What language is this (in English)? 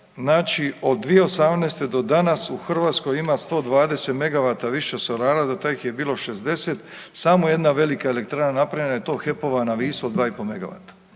Croatian